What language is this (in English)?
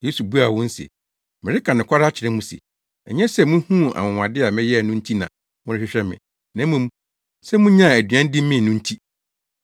Akan